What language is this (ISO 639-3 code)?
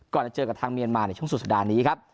tha